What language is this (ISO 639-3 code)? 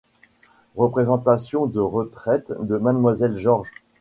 fra